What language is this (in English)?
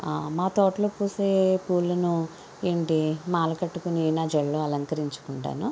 Telugu